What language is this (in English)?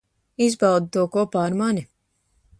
Latvian